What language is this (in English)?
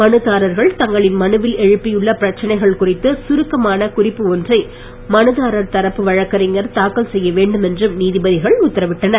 Tamil